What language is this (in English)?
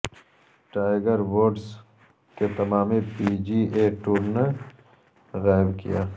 Urdu